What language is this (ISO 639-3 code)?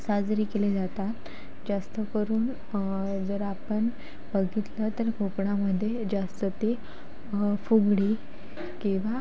mar